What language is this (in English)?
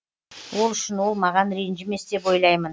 Kazakh